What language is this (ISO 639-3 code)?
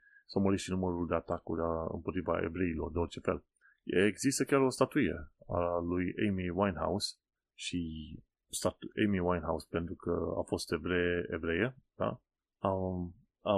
ron